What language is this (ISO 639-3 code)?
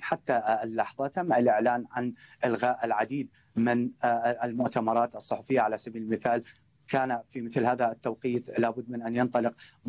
ara